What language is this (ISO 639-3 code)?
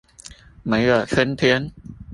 zho